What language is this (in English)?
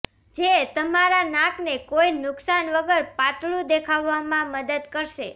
Gujarati